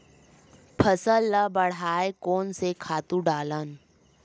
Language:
Chhattisgarhi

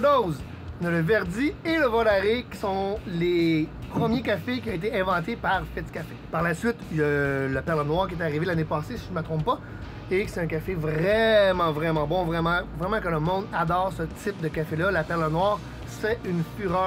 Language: French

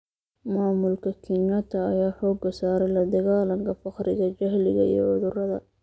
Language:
Somali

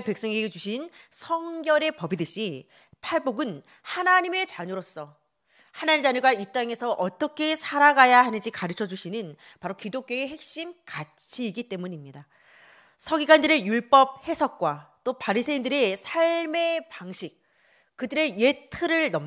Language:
Korean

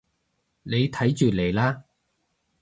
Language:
Cantonese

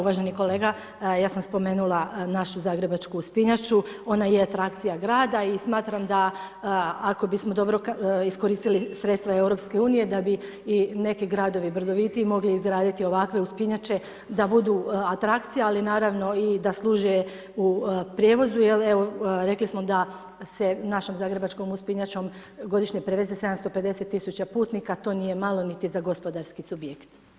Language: Croatian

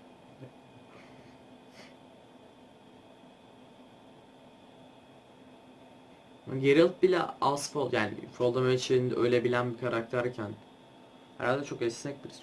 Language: Turkish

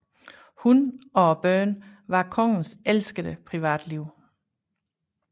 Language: Danish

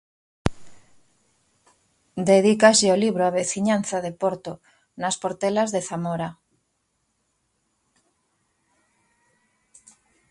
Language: Galician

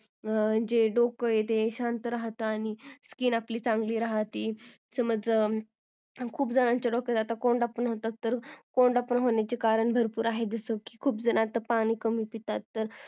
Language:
Marathi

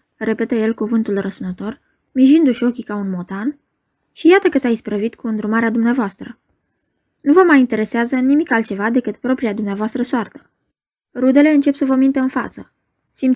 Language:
Romanian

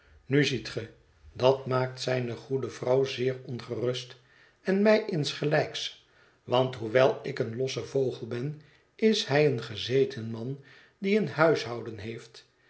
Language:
Dutch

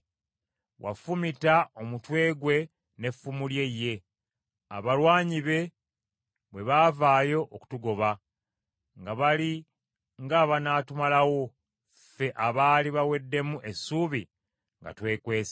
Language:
Ganda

